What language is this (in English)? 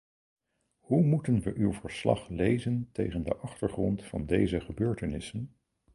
Dutch